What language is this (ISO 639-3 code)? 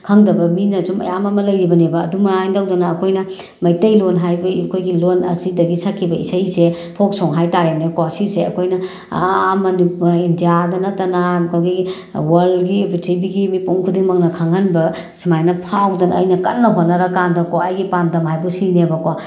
mni